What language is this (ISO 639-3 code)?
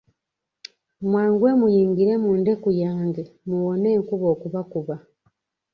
lug